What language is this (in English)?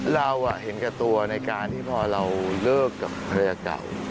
Thai